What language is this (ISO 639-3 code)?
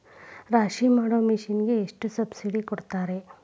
kan